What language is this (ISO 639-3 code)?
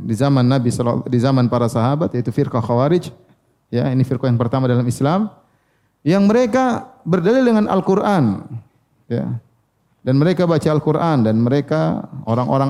ind